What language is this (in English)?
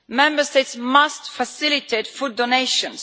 English